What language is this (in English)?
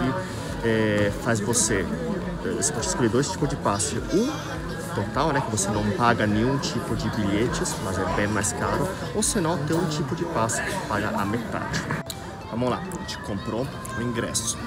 Portuguese